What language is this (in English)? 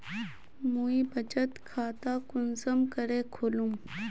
Magahi